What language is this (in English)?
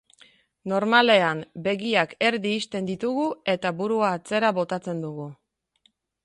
Basque